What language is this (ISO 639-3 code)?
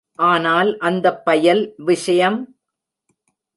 tam